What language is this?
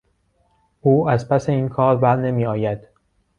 Persian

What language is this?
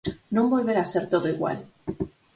Galician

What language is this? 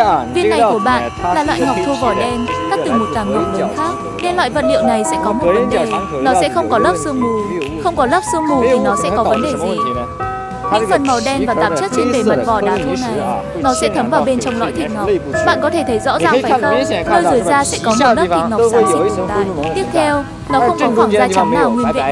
Vietnamese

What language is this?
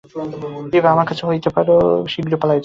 Bangla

